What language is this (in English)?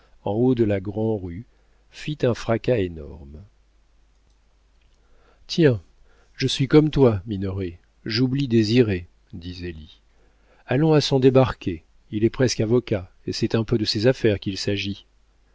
French